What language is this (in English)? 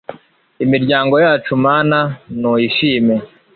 Kinyarwanda